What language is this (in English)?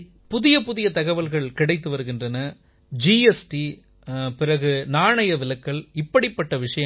Tamil